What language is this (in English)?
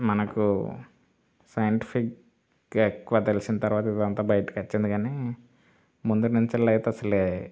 Telugu